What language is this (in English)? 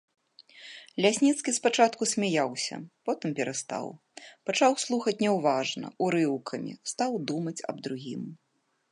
Belarusian